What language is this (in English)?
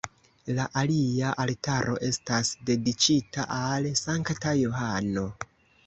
Esperanto